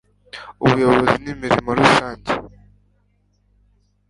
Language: Kinyarwanda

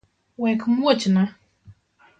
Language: Luo (Kenya and Tanzania)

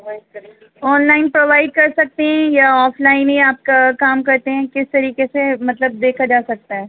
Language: Urdu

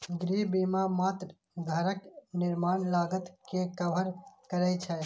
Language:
Maithili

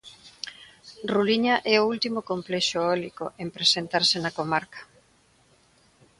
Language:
Galician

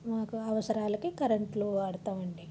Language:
Telugu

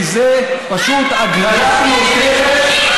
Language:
Hebrew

